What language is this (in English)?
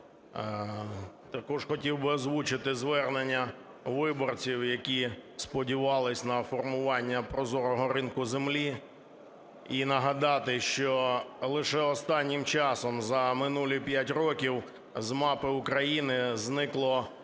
Ukrainian